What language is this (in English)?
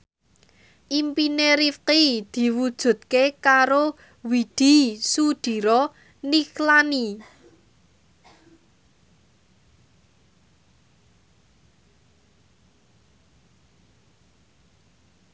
Javanese